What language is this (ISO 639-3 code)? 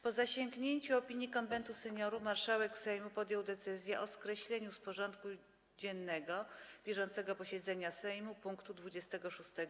pol